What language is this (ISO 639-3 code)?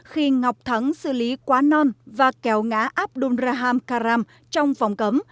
vie